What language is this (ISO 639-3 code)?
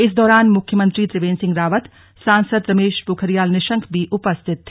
hin